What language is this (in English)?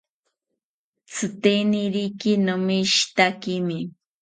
South Ucayali Ashéninka